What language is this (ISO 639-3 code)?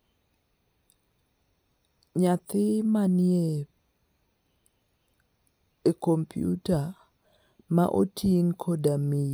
luo